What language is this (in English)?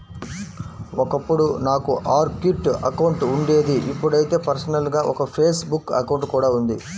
Telugu